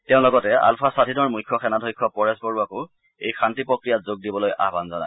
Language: Assamese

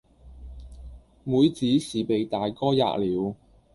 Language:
Cantonese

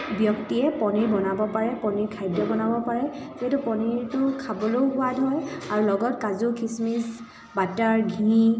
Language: Assamese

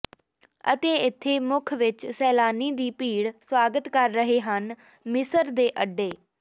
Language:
Punjabi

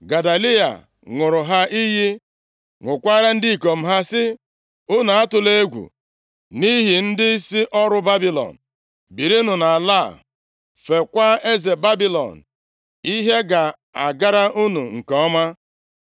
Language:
Igbo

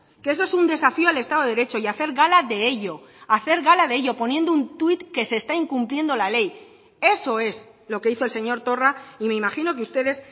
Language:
Spanish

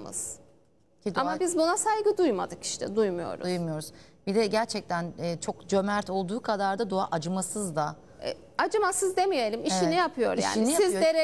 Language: Turkish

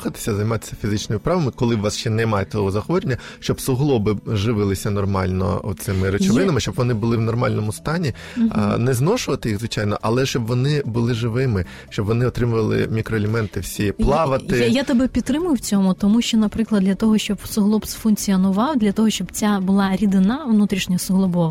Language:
Ukrainian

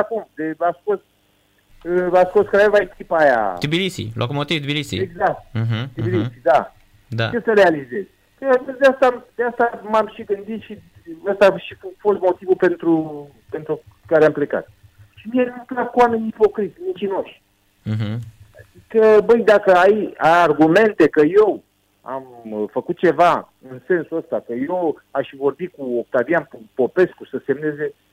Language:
Romanian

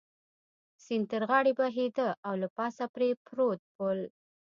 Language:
Pashto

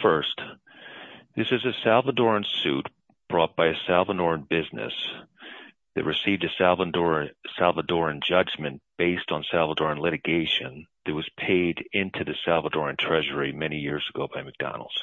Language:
English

